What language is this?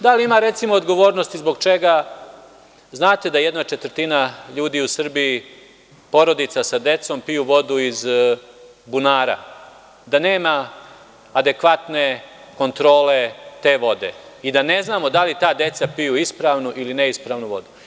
Serbian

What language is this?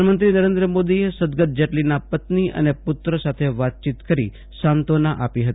Gujarati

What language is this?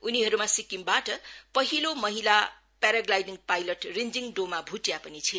Nepali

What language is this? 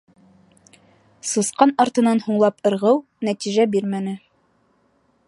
Bashkir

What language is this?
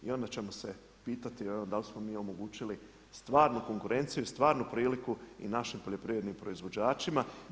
Croatian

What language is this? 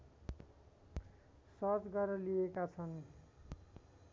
Nepali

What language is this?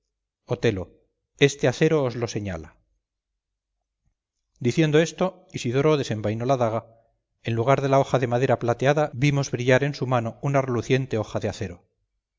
Spanish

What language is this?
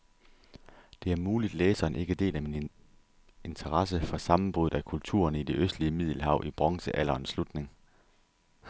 Danish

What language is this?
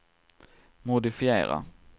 Swedish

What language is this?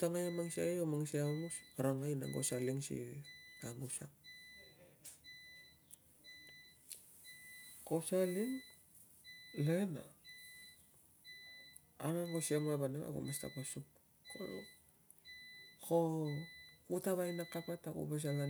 Tungag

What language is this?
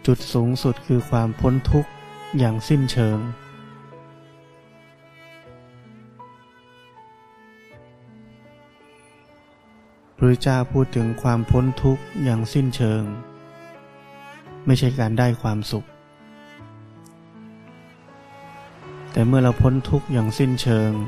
Thai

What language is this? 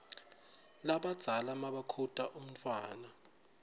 Swati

